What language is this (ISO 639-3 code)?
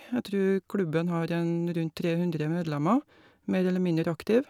nor